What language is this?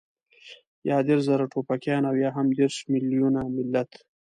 Pashto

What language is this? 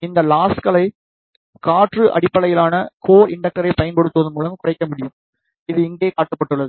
Tamil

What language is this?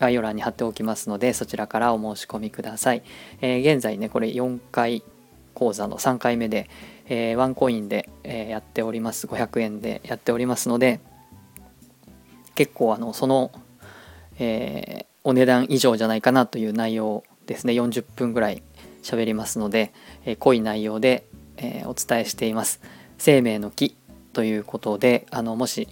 Japanese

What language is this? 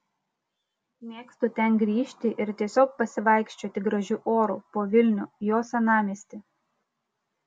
Lithuanian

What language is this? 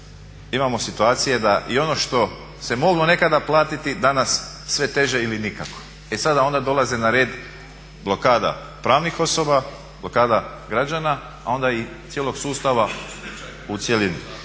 Croatian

